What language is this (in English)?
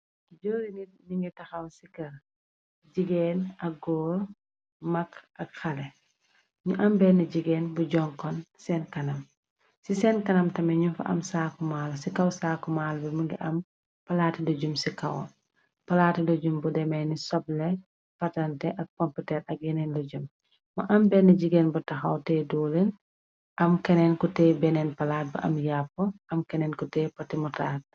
Wolof